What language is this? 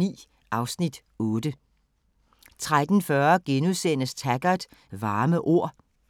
Danish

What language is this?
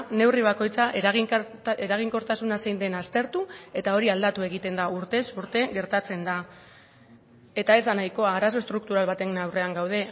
Basque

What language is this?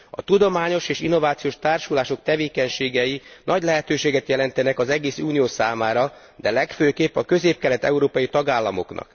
Hungarian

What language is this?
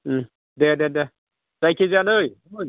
Bodo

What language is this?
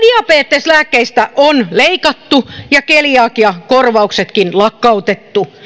Finnish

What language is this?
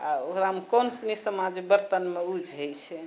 Maithili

